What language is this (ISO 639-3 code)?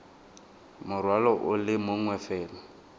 tsn